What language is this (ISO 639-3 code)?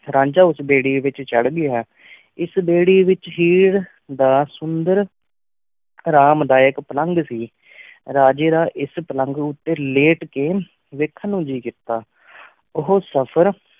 pan